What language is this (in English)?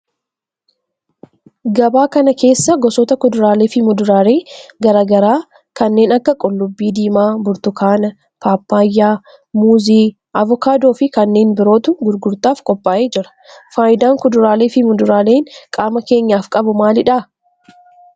Oromo